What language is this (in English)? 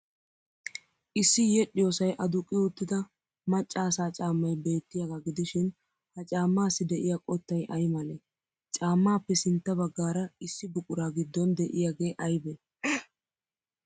Wolaytta